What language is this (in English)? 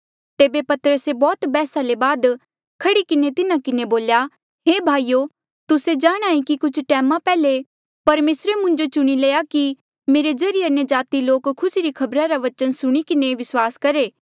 Mandeali